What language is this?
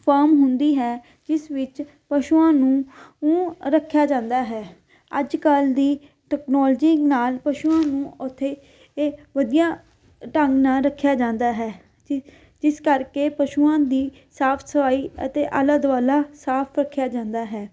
Punjabi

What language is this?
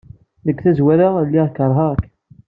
Kabyle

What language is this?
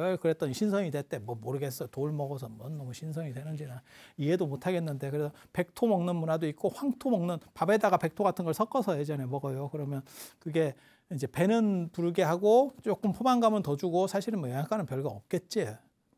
Korean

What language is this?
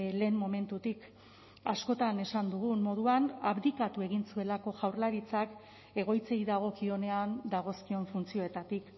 Basque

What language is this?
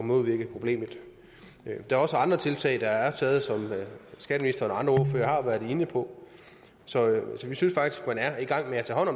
Danish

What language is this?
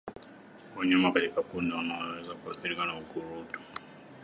Swahili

